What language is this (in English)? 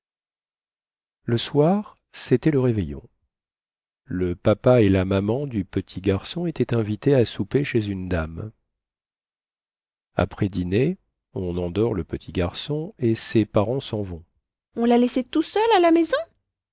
French